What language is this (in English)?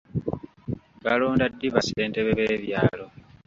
Ganda